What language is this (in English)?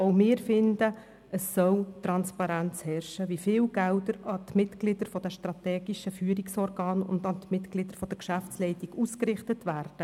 Swiss German